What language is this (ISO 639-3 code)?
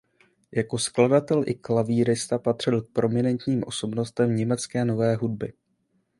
ces